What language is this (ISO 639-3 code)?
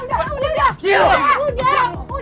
ind